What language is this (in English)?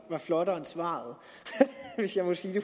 Danish